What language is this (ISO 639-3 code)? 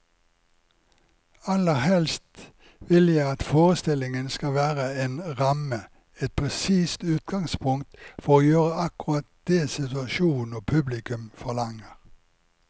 nor